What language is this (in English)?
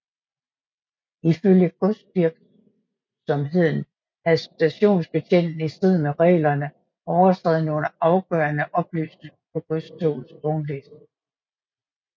Danish